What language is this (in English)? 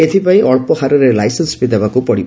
Odia